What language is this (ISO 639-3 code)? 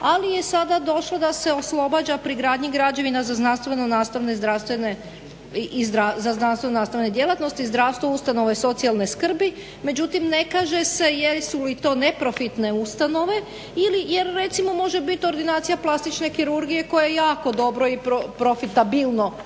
hrv